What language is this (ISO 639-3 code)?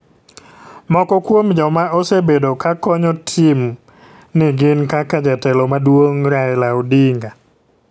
luo